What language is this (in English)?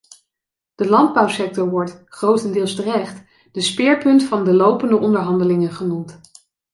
Dutch